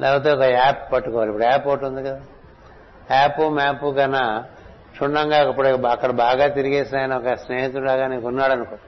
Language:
Telugu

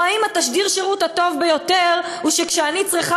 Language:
Hebrew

